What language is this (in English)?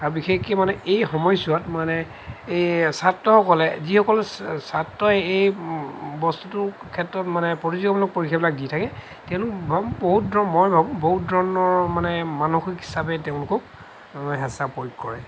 Assamese